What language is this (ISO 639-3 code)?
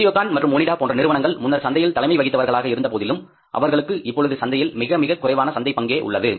tam